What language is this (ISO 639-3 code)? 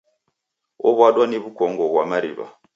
dav